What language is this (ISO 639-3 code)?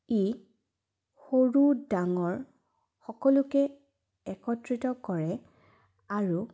asm